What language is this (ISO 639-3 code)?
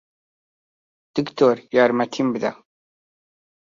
ckb